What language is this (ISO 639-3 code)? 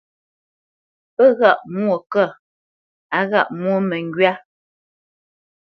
bce